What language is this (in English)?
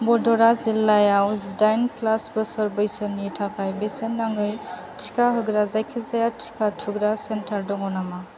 Bodo